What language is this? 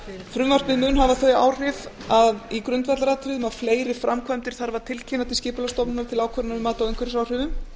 Icelandic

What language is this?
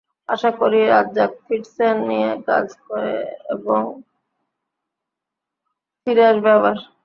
Bangla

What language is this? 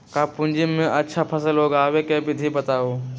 Magahi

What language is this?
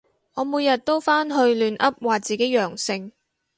Cantonese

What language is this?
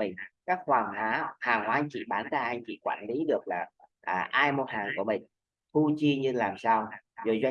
Vietnamese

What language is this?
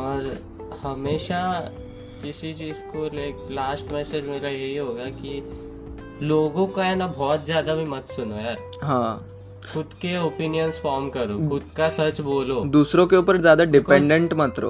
Hindi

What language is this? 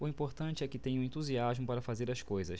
Portuguese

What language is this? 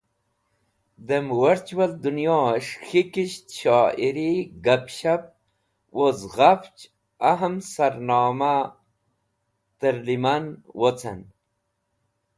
Wakhi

